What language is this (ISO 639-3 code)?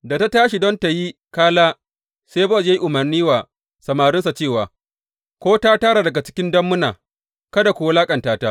hau